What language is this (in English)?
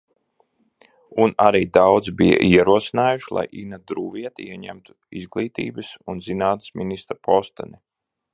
Latvian